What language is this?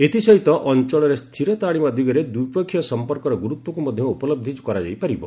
Odia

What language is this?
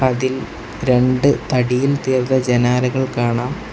Malayalam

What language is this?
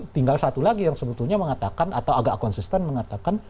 Indonesian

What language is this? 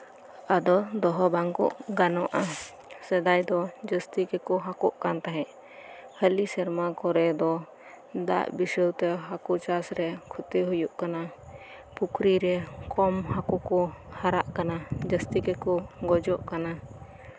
Santali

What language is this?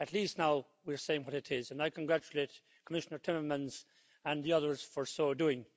English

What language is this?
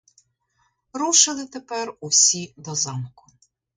Ukrainian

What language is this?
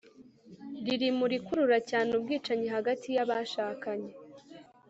Kinyarwanda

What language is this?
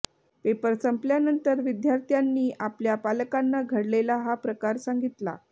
Marathi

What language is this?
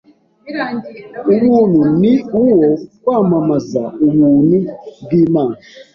Kinyarwanda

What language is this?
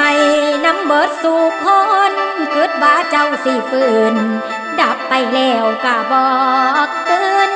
Thai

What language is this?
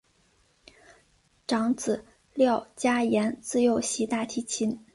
Chinese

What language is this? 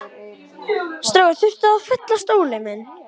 Icelandic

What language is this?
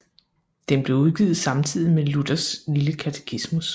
Danish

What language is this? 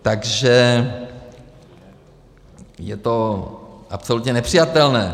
Czech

